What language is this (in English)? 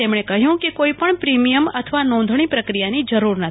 Gujarati